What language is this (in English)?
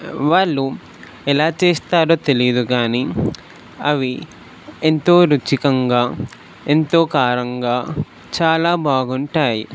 Telugu